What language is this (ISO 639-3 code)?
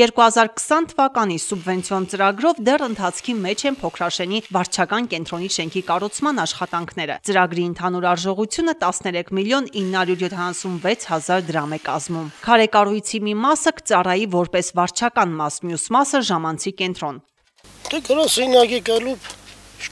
tur